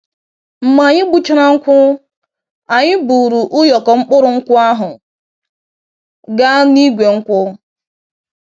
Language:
Igbo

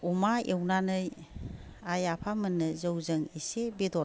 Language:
Bodo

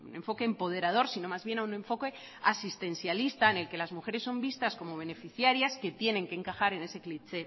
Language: Spanish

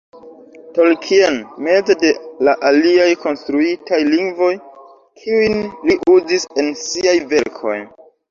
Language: Esperanto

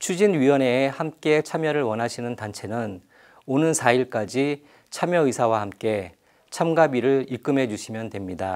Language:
Korean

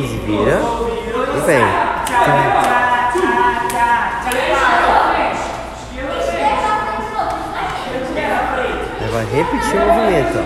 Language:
Portuguese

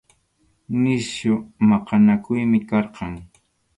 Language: Arequipa-La Unión Quechua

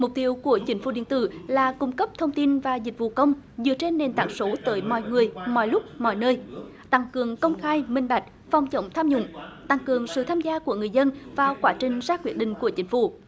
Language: Vietnamese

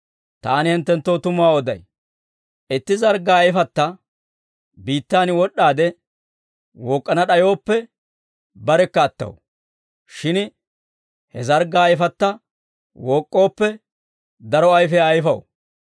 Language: Dawro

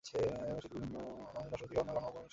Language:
Bangla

